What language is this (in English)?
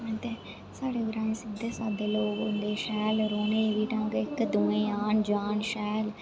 Dogri